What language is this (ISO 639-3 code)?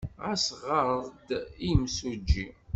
kab